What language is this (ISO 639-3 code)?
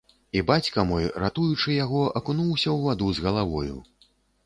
bel